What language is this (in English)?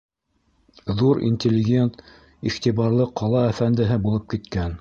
Bashkir